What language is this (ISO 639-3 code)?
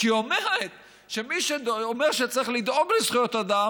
heb